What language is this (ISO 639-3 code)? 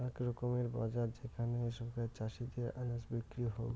ben